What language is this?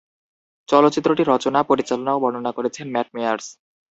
Bangla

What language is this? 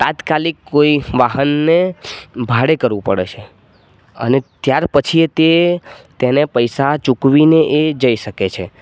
Gujarati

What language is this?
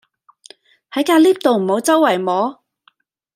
Cantonese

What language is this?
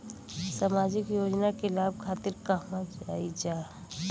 Bhojpuri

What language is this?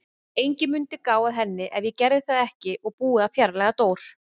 Icelandic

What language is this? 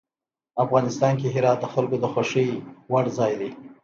Pashto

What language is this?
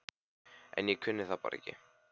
Icelandic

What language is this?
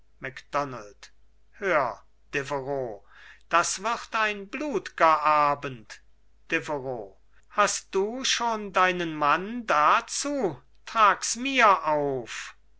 German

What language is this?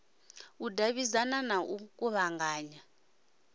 Venda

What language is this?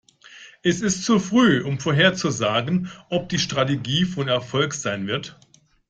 German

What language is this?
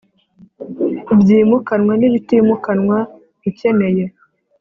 Kinyarwanda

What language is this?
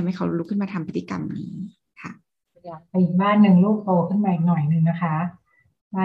Thai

